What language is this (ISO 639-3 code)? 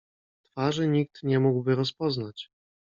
pol